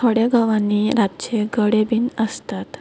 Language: Konkani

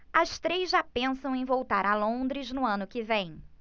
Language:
Portuguese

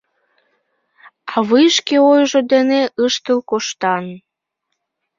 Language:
Mari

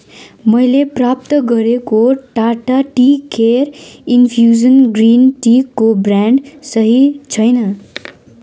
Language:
Nepali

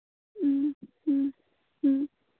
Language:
Manipuri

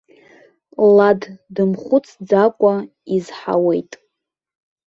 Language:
Abkhazian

